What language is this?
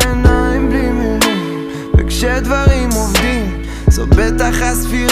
Hebrew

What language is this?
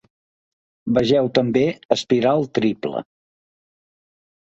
Catalan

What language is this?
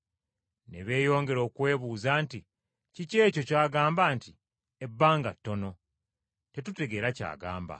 Ganda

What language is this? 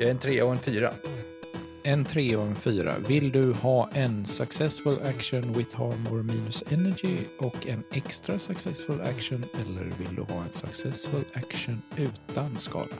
Swedish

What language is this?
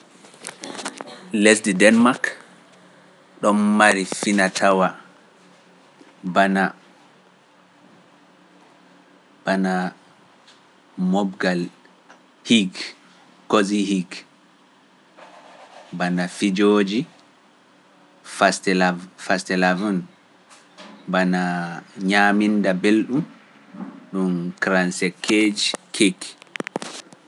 Pular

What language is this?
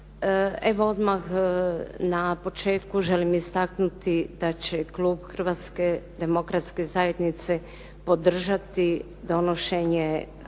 Croatian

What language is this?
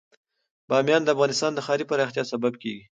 Pashto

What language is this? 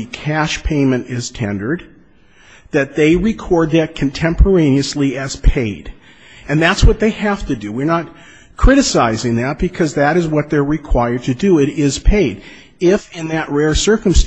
English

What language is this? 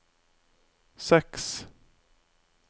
Norwegian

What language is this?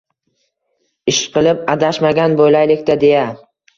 Uzbek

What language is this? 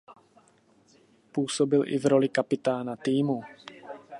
Czech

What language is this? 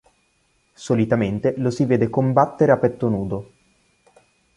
Italian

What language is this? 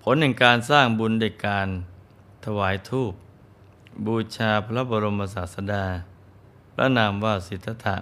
Thai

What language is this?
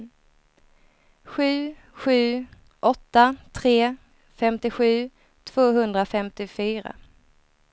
Swedish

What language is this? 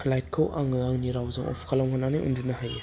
Bodo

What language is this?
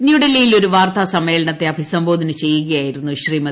Malayalam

